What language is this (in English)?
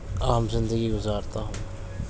Urdu